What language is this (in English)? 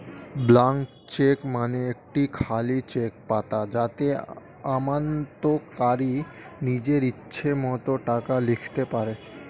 Bangla